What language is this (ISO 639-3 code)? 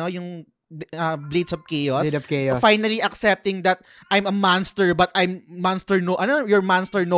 fil